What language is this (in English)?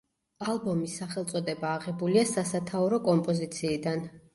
Georgian